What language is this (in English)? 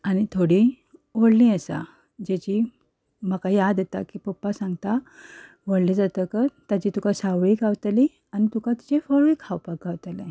Konkani